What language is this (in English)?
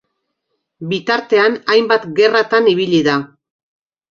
Basque